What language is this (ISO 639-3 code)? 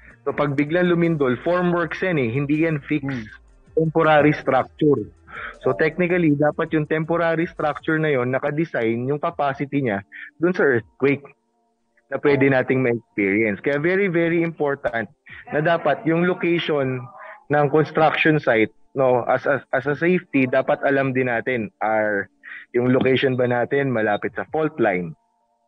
fil